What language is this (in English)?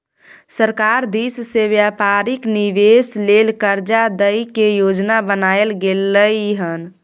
Maithili